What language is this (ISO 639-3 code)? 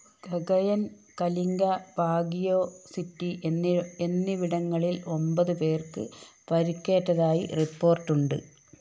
mal